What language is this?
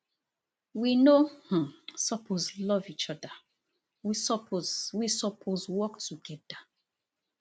Nigerian Pidgin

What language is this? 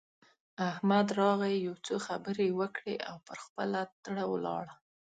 Pashto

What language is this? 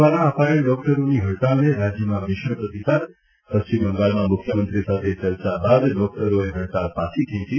Gujarati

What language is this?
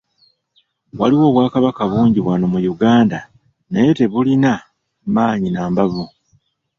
Ganda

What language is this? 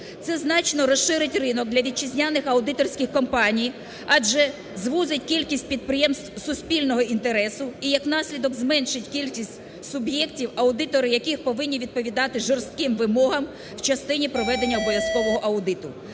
Ukrainian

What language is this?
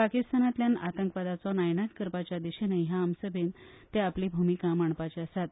Konkani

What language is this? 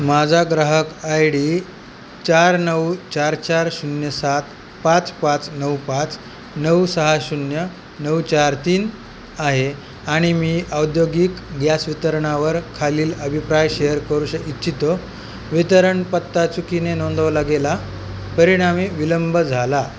Marathi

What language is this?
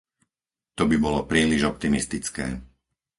Slovak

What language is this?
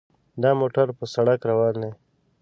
Pashto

